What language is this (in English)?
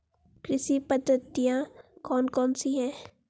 Hindi